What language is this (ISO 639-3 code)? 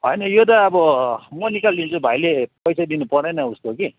nep